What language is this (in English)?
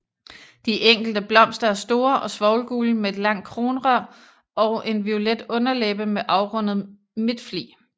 Danish